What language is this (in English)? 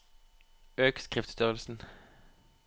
Norwegian